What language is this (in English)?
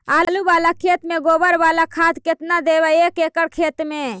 Magahi